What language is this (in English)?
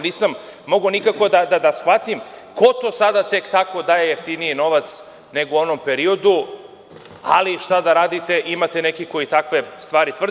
Serbian